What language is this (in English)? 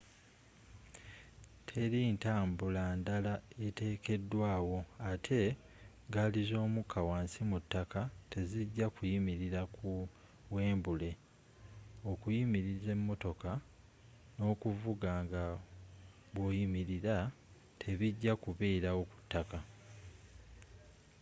Ganda